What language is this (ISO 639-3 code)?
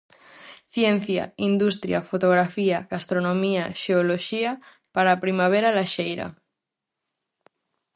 glg